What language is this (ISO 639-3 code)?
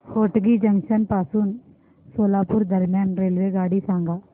mar